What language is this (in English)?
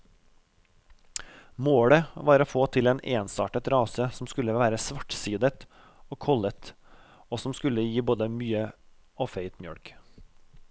Norwegian